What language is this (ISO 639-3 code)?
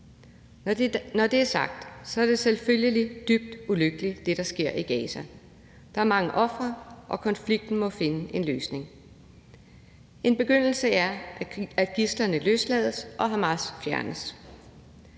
dan